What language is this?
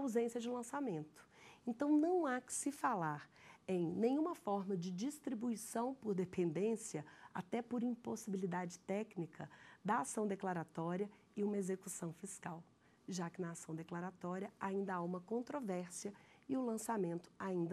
Portuguese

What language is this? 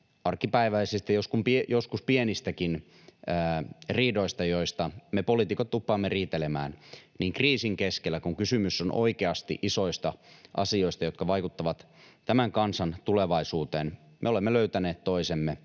Finnish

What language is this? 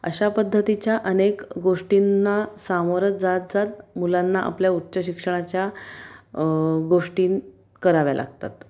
Marathi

